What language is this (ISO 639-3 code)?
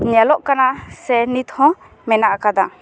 sat